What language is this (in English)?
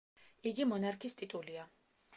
Georgian